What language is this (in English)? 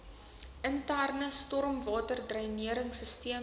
Afrikaans